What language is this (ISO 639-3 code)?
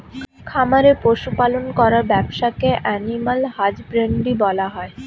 ben